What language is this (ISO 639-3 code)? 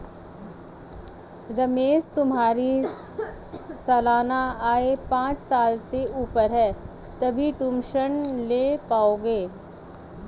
hin